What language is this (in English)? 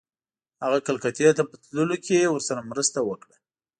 Pashto